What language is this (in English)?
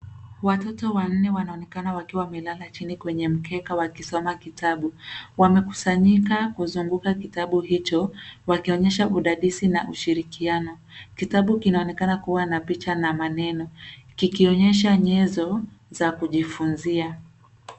Swahili